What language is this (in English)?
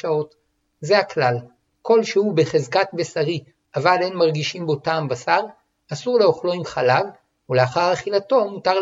Hebrew